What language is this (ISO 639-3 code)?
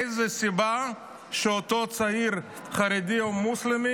heb